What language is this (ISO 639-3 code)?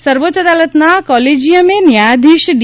guj